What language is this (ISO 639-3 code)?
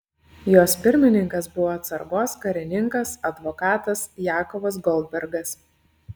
lit